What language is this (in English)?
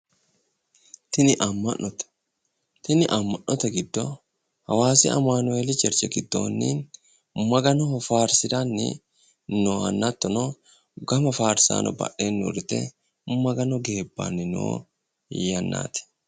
Sidamo